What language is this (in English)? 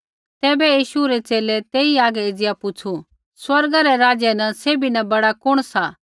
Kullu Pahari